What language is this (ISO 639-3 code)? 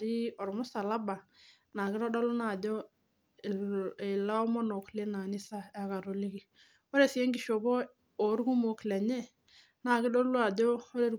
mas